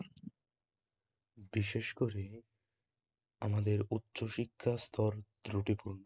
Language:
Bangla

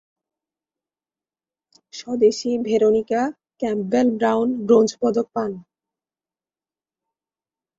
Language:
Bangla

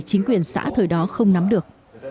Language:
Vietnamese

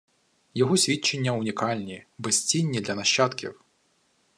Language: Ukrainian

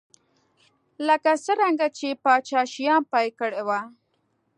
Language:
Pashto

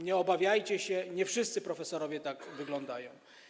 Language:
Polish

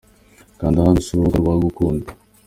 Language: Kinyarwanda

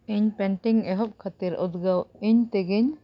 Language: Santali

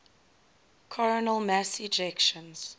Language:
English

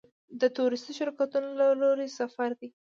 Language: Pashto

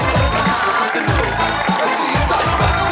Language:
Thai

